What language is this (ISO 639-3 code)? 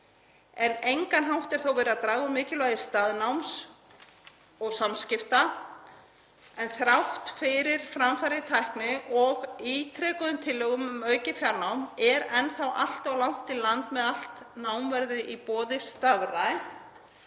isl